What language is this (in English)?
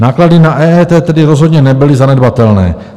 Czech